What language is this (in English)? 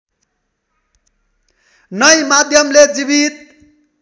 Nepali